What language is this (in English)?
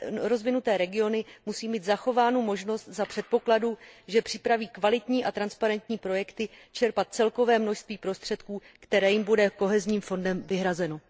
Czech